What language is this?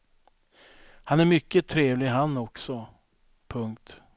Swedish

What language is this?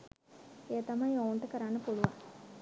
Sinhala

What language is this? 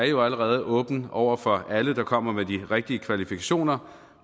Danish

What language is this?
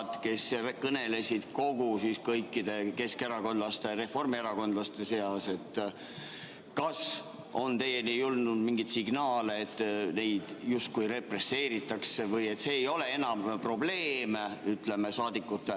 Estonian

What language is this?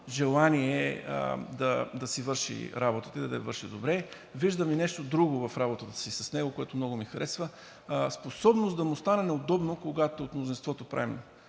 Bulgarian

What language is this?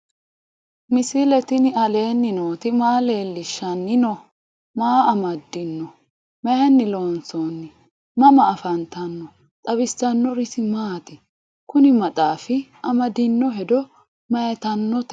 Sidamo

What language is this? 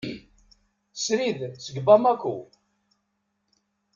Kabyle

